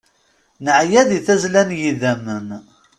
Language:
Kabyle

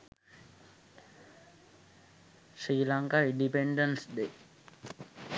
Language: Sinhala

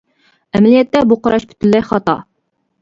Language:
Uyghur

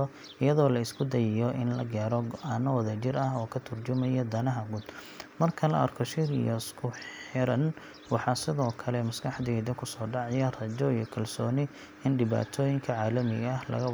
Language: Somali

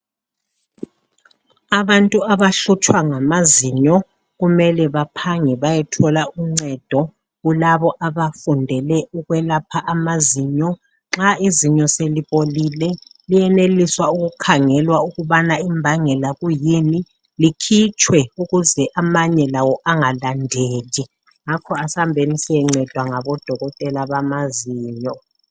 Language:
North Ndebele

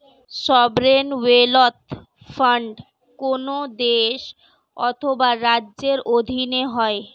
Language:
Bangla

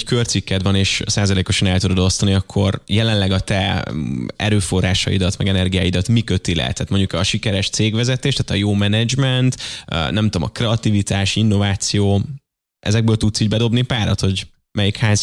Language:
Hungarian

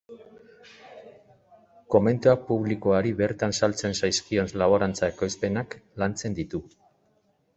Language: Basque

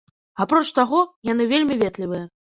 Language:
Belarusian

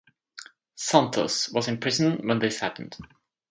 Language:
English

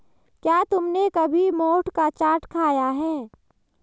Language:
Hindi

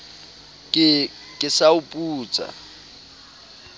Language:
Southern Sotho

